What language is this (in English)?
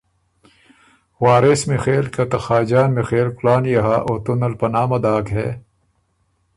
Ormuri